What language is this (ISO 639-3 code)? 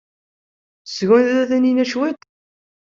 kab